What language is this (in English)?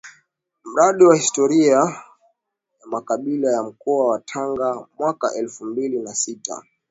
Swahili